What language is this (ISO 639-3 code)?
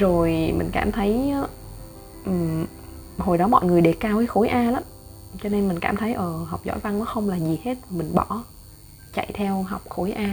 vie